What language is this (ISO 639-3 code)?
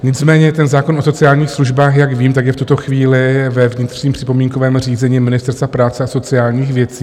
ces